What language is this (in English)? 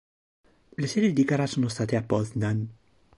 Italian